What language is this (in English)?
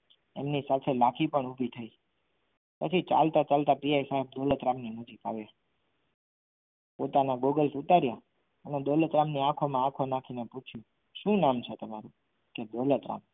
Gujarati